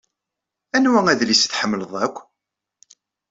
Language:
Kabyle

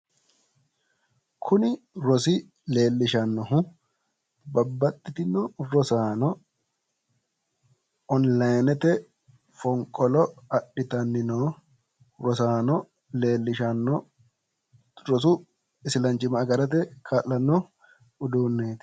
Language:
Sidamo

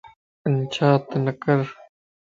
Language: Lasi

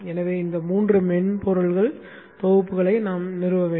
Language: Tamil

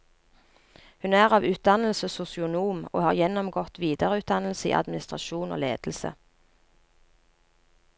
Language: Norwegian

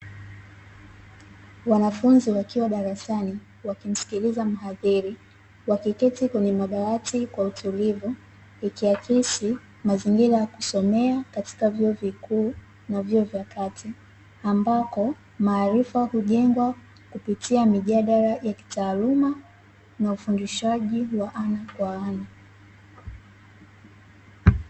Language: Swahili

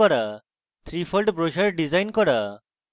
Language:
Bangla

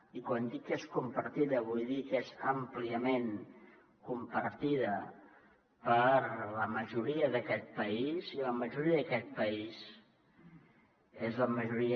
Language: Catalan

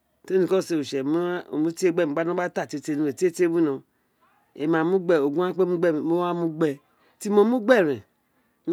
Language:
Isekiri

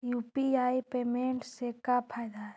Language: Magahi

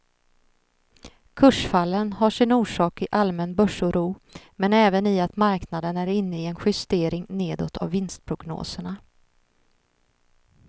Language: Swedish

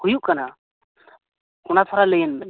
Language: Santali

